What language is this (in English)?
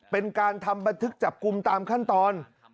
Thai